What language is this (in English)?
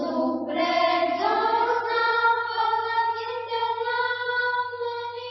Odia